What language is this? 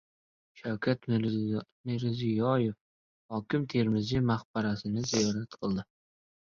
Uzbek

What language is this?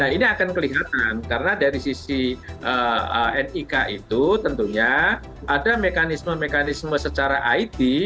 Indonesian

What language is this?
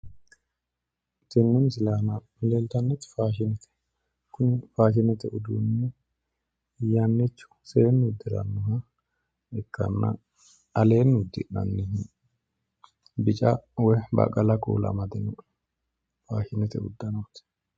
Sidamo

